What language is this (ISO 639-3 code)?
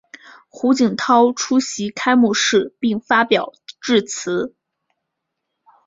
zho